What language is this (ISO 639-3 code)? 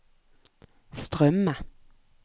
nor